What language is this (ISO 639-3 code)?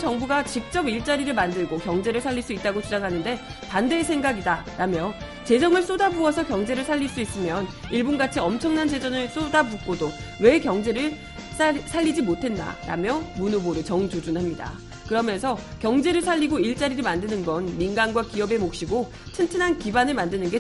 kor